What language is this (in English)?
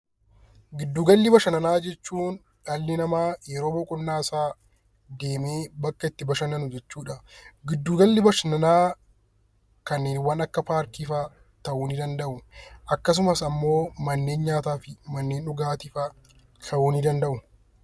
Oromo